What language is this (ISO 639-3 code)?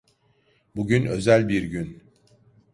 tur